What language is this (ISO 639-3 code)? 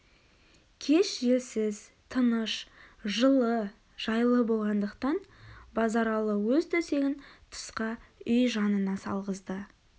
kaz